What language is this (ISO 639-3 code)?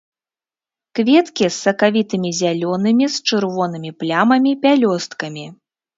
bel